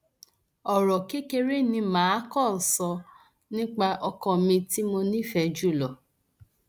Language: Yoruba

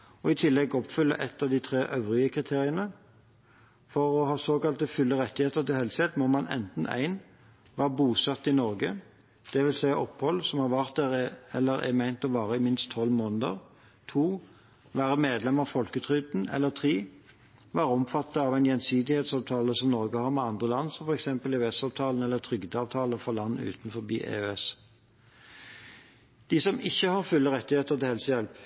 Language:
Norwegian Bokmål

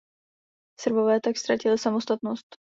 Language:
Czech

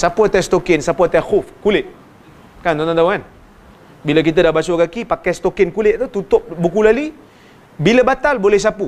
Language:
Malay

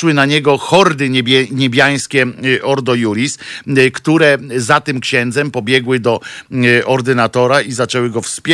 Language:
Polish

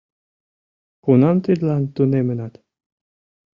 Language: Mari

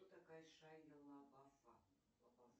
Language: Russian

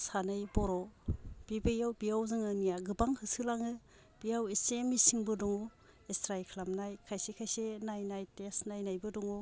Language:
Bodo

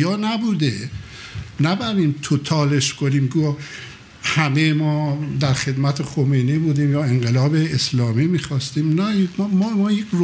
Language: Persian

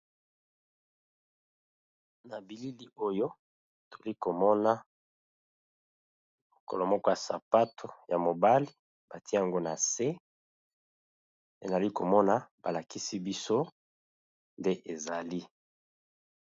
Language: Lingala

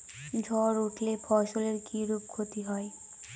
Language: Bangla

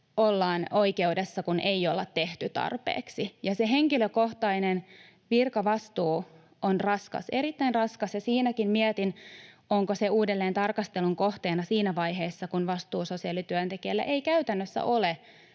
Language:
Finnish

